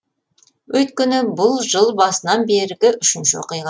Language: Kazakh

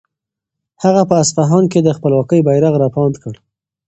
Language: Pashto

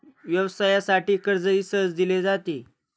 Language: Marathi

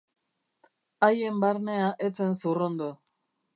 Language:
Basque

